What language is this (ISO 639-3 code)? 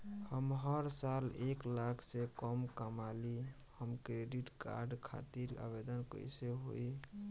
bho